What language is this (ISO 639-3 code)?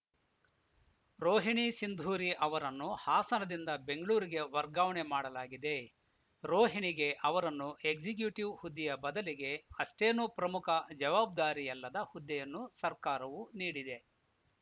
kan